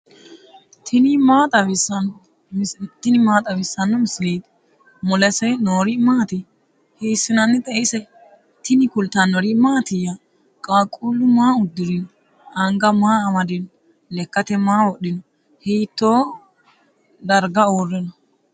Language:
Sidamo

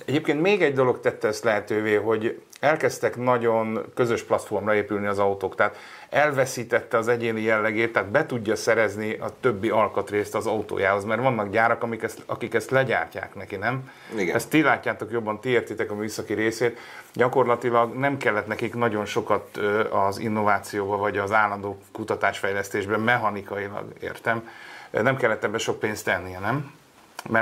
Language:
Hungarian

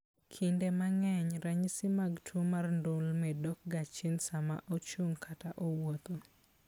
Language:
Luo (Kenya and Tanzania)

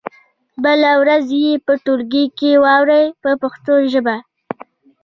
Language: Pashto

